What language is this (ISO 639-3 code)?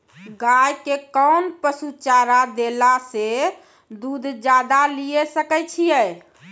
mai